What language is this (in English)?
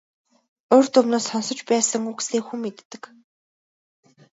Mongolian